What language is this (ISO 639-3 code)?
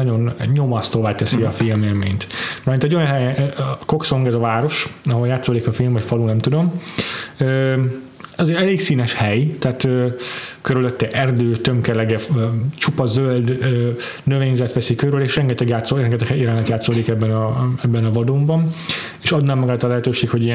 hun